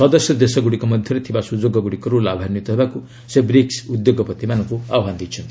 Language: Odia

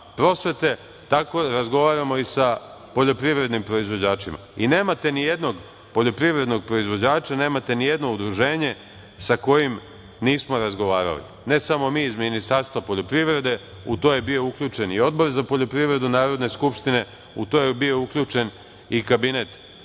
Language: Serbian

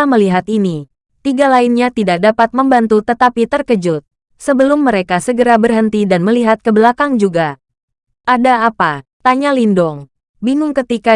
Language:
Indonesian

